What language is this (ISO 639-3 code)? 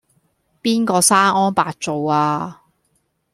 yue